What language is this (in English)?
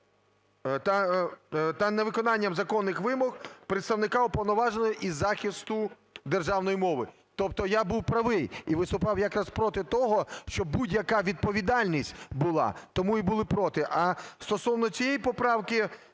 Ukrainian